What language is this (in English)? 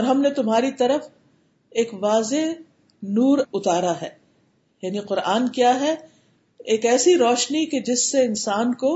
Urdu